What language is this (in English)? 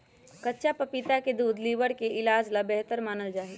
Magahi